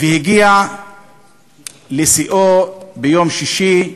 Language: Hebrew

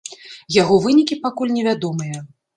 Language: Belarusian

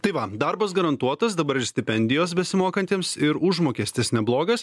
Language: Lithuanian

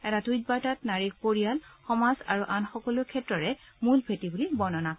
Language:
Assamese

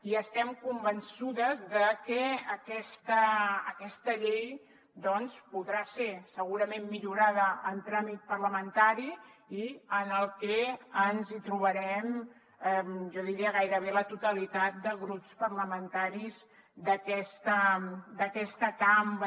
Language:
Catalan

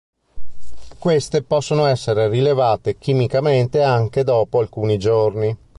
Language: Italian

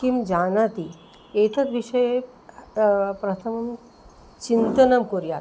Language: Sanskrit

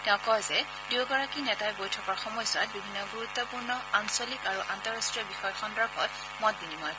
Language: Assamese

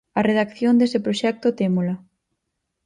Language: Galician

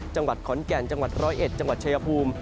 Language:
Thai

